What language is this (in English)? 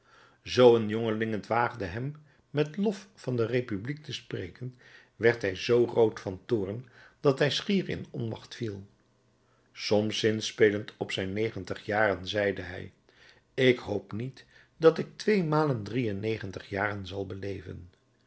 Dutch